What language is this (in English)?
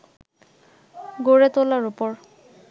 Bangla